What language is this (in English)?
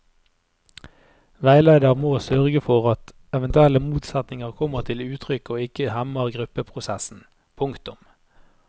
Norwegian